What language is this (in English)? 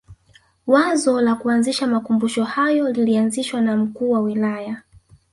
Swahili